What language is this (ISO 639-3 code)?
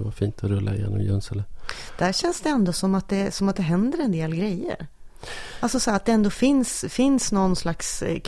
swe